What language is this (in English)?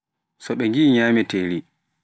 Pular